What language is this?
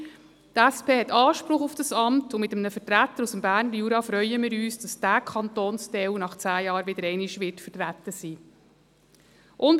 Swiss German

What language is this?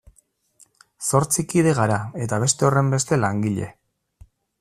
Basque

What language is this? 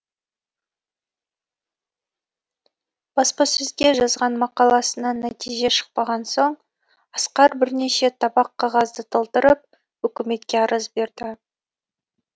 Kazakh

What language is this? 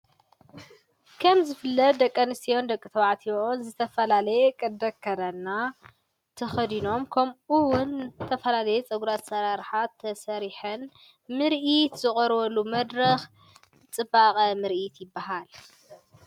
Tigrinya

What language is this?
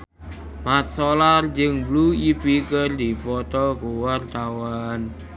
Sundanese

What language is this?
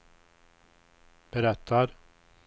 Swedish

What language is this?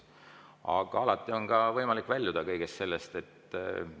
Estonian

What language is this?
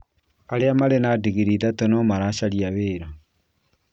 Kikuyu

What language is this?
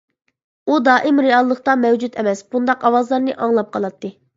Uyghur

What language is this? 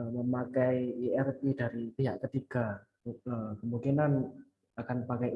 Indonesian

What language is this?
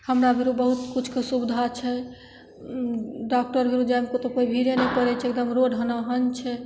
Maithili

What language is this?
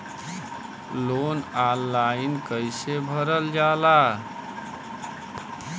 Bhojpuri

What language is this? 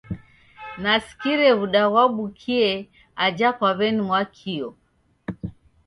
Taita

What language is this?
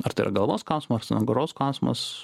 Lithuanian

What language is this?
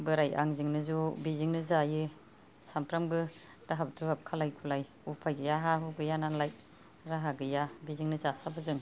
Bodo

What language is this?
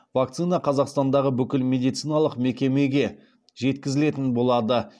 Kazakh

